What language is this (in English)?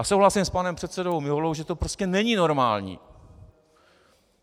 Czech